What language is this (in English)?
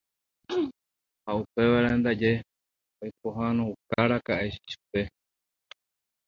Guarani